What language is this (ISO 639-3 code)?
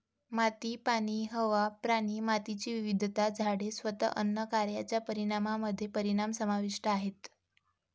mar